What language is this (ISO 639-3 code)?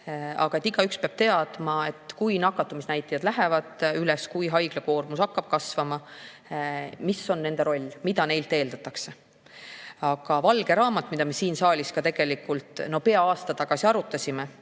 est